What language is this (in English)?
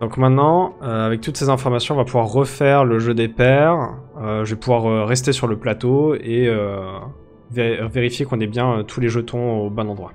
French